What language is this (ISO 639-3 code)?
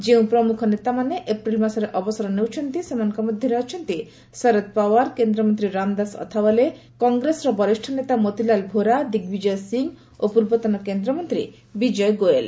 ori